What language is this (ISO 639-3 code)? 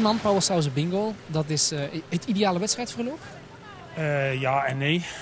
nld